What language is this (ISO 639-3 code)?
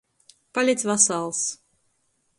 ltg